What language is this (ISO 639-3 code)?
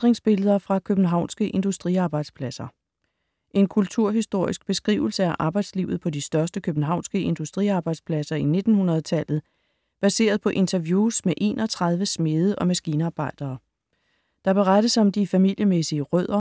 dan